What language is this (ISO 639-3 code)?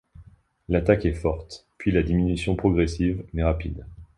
fra